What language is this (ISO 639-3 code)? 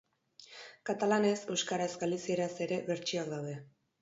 eus